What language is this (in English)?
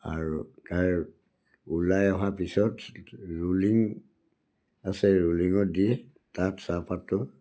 Assamese